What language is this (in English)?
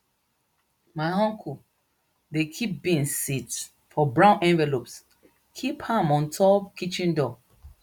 Nigerian Pidgin